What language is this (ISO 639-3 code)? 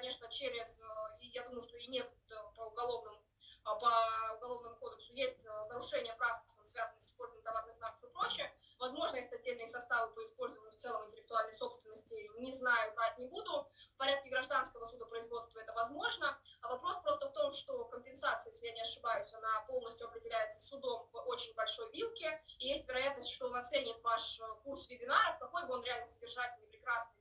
rus